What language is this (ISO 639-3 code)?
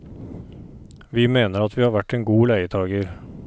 nor